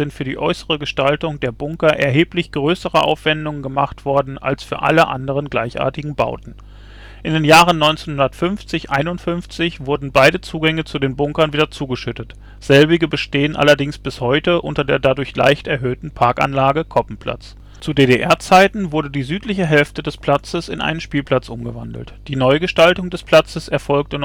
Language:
German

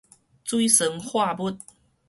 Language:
Min Nan Chinese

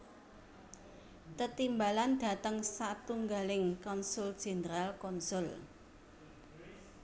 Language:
Javanese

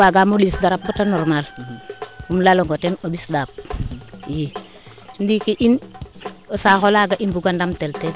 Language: Serer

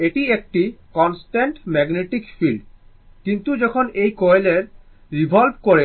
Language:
Bangla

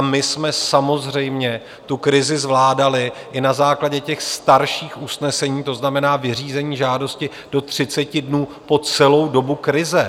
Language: Czech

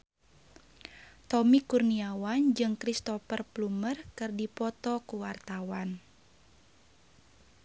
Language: Sundanese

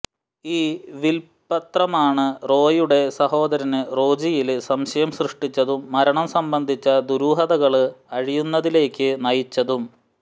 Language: Malayalam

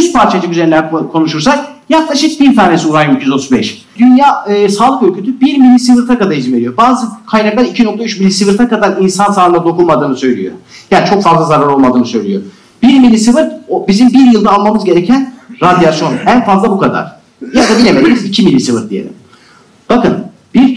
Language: Turkish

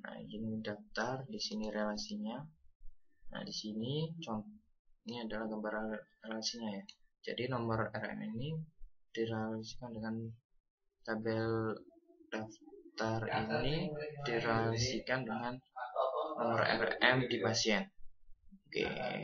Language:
Indonesian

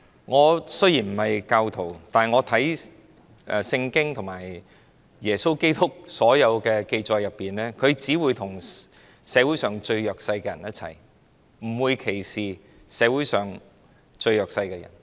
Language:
Cantonese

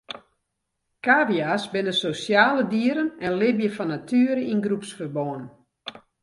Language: Western Frisian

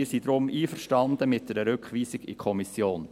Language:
Swiss German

